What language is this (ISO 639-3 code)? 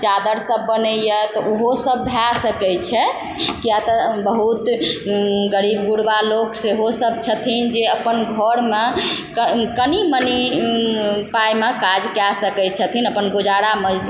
mai